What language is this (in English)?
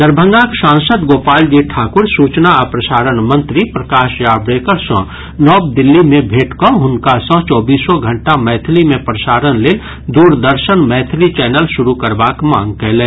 Maithili